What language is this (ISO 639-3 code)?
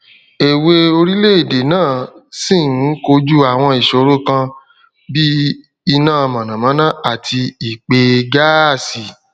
yor